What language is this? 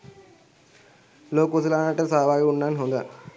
Sinhala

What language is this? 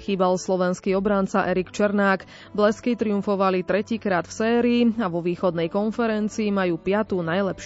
Slovak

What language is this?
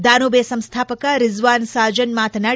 Kannada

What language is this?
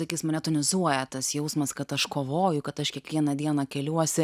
Lithuanian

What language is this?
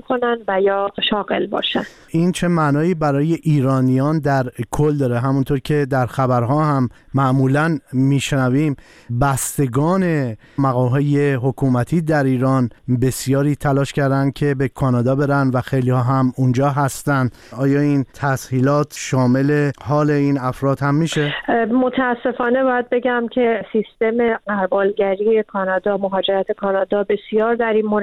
Persian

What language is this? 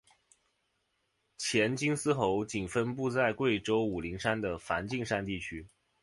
Chinese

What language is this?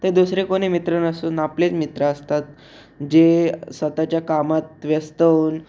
Marathi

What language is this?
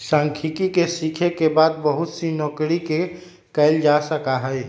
Magahi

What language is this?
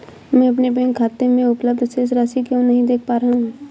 Hindi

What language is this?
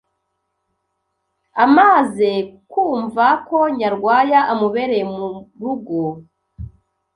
Kinyarwanda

